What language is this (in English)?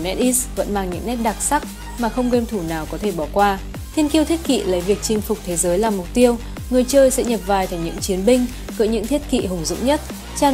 Vietnamese